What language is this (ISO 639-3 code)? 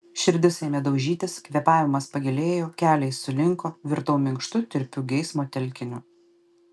lit